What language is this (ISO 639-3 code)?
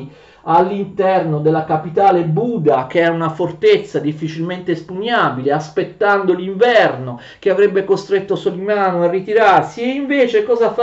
ita